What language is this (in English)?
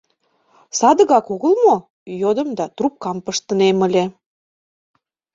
Mari